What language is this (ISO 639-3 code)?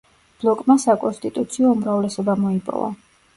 kat